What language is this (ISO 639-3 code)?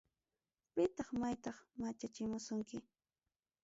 quy